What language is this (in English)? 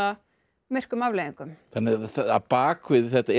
Icelandic